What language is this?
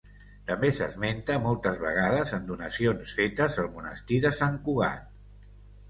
Catalan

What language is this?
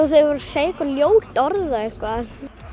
Icelandic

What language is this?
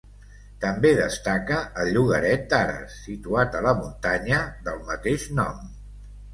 Catalan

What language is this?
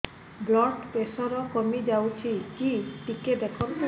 Odia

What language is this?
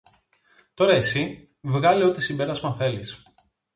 Greek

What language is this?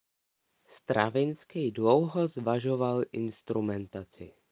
Czech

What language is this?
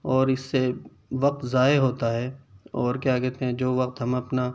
Urdu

